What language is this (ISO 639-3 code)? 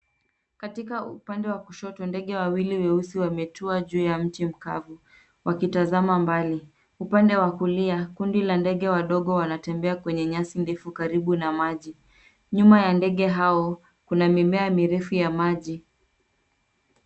swa